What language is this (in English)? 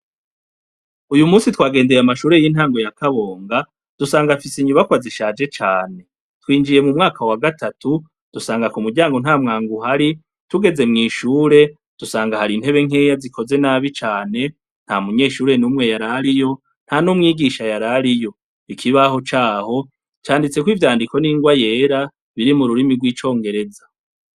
Rundi